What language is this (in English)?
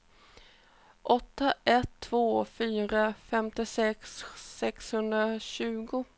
Swedish